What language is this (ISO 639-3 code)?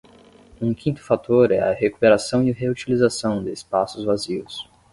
por